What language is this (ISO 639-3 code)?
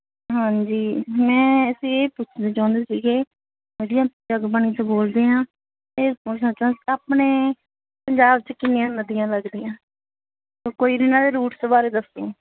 pan